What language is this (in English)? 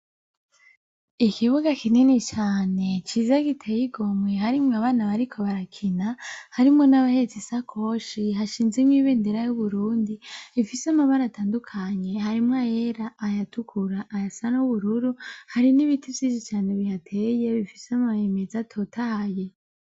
Rundi